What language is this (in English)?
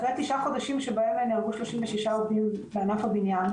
Hebrew